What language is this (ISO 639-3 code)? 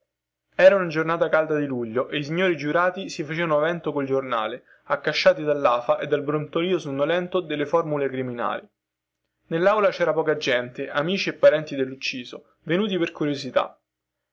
ita